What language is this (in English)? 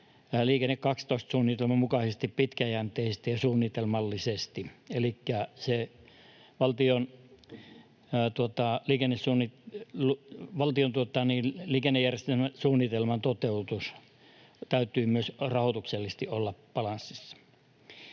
Finnish